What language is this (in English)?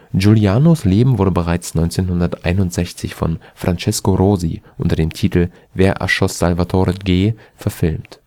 German